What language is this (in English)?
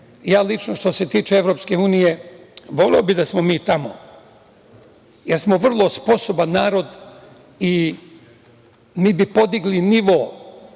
Serbian